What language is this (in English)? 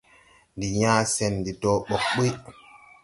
Tupuri